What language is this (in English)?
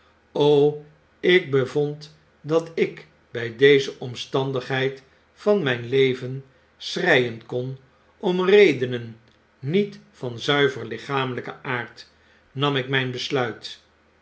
Dutch